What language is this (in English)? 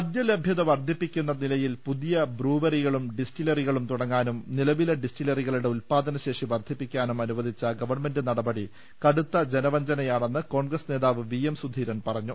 Malayalam